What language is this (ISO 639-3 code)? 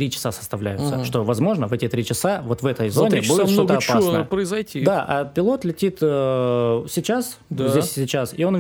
rus